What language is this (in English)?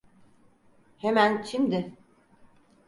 Turkish